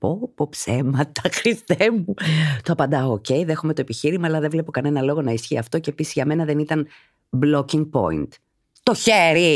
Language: Greek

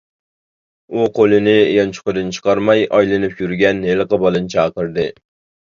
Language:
Uyghur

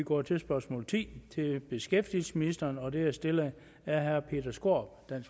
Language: Danish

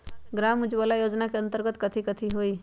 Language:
Magahi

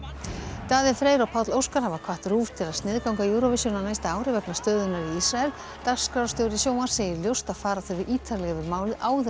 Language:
Icelandic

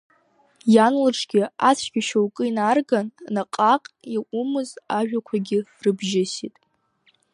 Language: Abkhazian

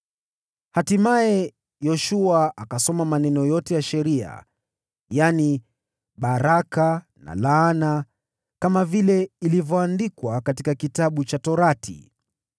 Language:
Swahili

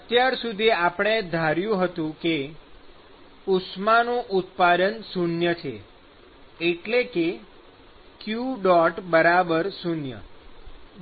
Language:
Gujarati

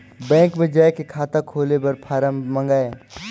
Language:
Chhattisgarhi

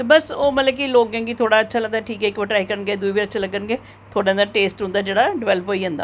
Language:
Dogri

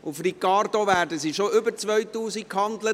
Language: Swiss German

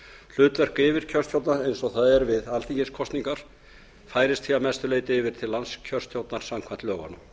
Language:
Icelandic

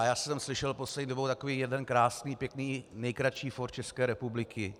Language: Czech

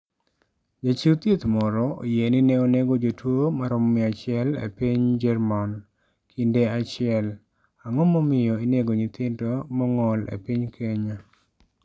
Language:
Luo (Kenya and Tanzania)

